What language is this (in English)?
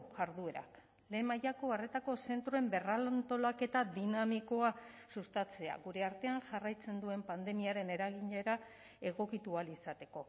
Basque